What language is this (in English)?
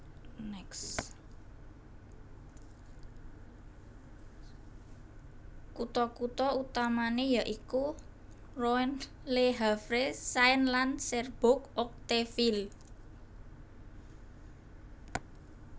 Javanese